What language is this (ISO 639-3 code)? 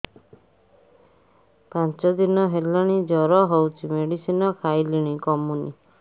ori